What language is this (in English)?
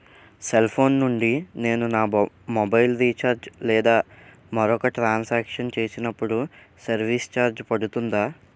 Telugu